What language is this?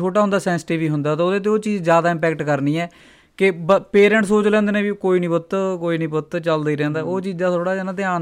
Punjabi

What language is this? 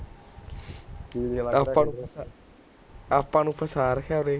Punjabi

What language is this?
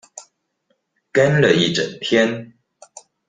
Chinese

